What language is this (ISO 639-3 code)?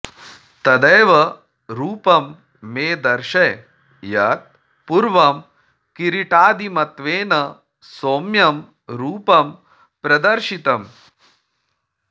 san